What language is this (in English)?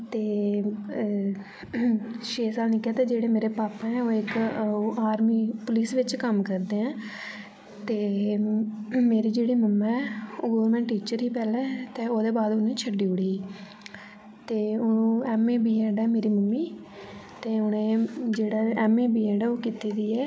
Dogri